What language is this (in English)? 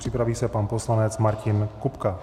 Czech